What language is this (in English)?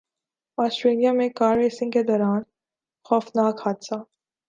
Urdu